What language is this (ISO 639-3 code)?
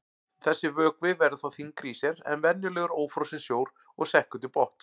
isl